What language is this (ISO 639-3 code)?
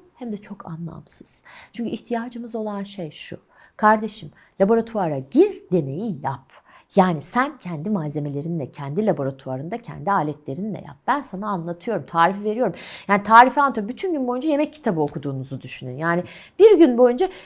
tur